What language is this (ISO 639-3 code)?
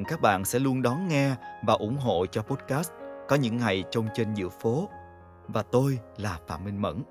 vie